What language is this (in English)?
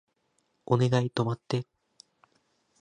Japanese